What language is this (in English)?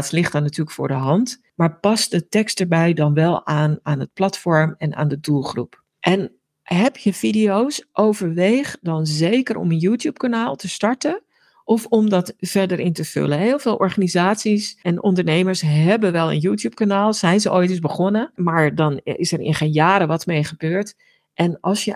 Dutch